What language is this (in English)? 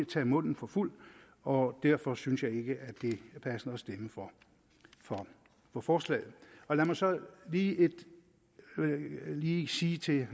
Danish